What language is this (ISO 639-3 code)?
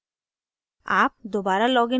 hin